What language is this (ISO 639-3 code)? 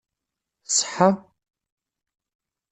kab